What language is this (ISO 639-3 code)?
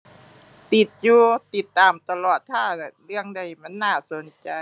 tha